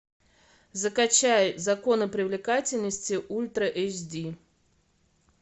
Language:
Russian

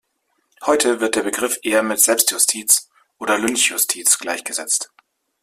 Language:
German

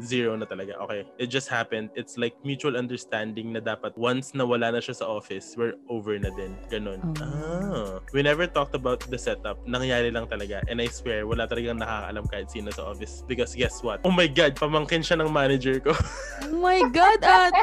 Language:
Filipino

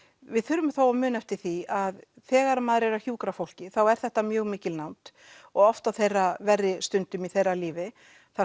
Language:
Icelandic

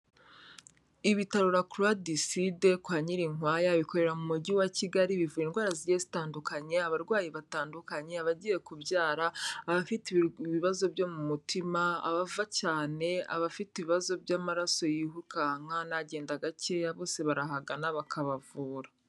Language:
Kinyarwanda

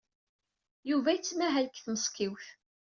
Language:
Kabyle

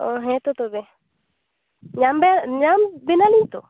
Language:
Santali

